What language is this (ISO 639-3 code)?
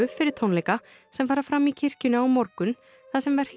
isl